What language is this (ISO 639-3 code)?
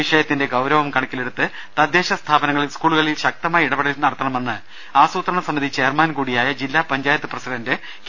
mal